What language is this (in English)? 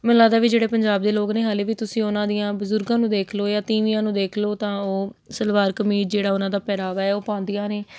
Punjabi